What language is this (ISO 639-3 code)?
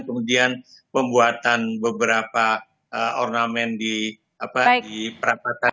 ind